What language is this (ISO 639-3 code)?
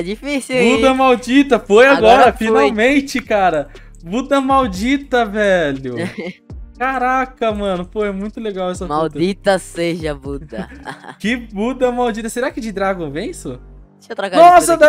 por